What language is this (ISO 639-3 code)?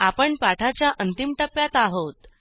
mar